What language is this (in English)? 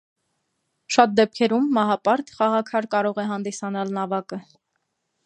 Armenian